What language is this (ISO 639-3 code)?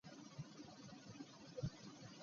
lug